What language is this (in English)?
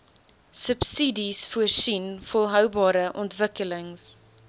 Afrikaans